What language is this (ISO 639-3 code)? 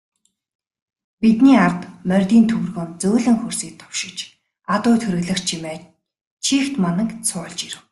mon